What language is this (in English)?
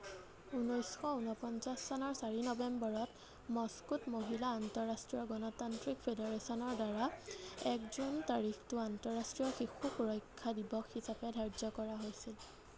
Assamese